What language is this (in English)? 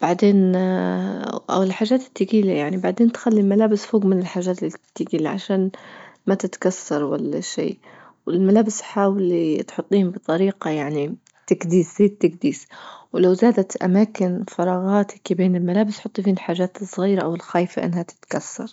Libyan Arabic